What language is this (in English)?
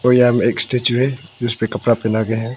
Hindi